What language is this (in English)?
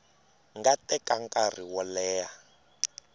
Tsonga